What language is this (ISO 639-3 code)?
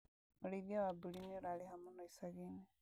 kik